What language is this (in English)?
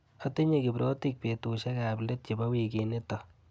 Kalenjin